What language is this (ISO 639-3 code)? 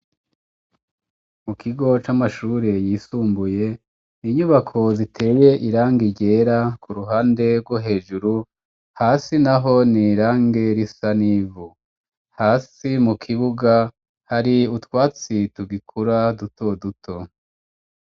run